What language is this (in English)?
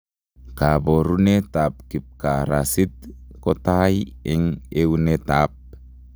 Kalenjin